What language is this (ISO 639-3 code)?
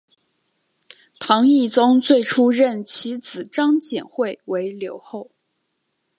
zho